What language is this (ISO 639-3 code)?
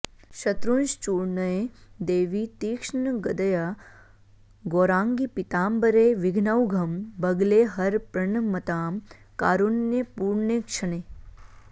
san